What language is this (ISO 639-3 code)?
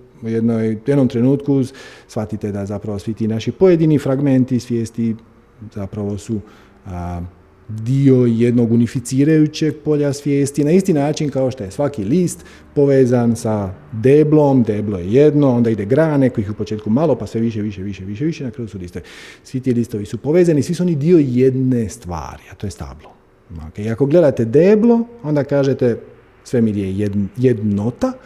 hrv